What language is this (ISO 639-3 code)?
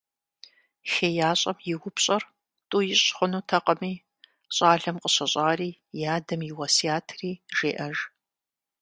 kbd